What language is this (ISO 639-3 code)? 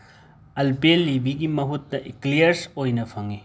mni